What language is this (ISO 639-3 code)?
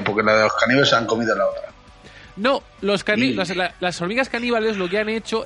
spa